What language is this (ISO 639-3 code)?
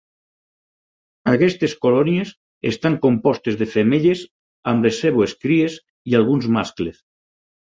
cat